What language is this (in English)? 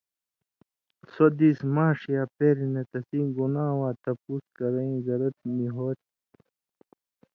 Indus Kohistani